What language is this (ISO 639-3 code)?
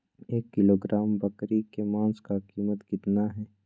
mag